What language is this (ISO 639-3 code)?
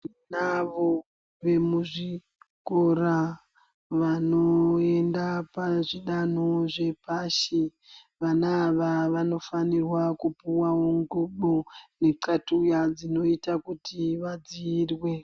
ndc